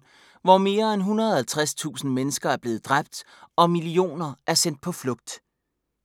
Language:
Danish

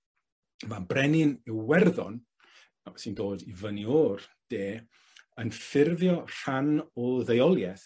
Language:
Welsh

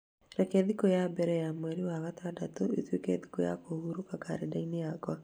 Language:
Kikuyu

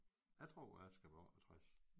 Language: Danish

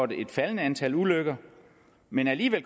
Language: Danish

